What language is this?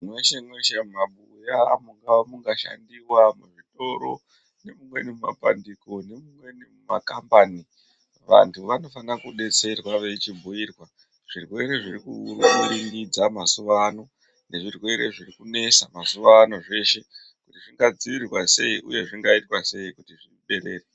Ndau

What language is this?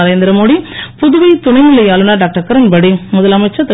Tamil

